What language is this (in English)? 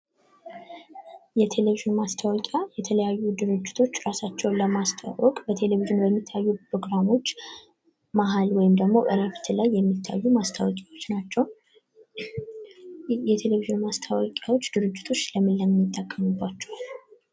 Amharic